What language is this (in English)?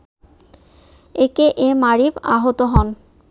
Bangla